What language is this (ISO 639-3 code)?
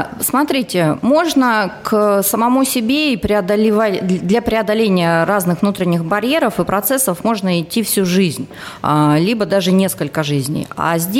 rus